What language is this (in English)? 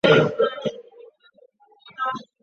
Chinese